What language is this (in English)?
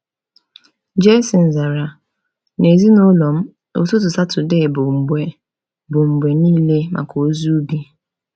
Igbo